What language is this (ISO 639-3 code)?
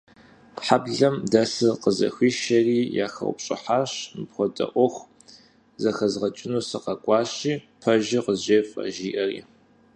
kbd